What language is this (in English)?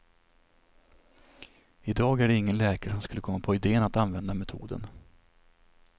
Swedish